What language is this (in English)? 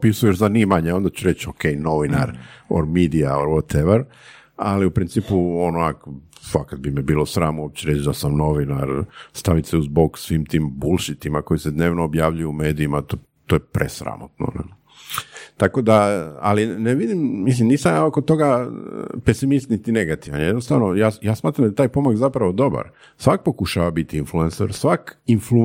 Croatian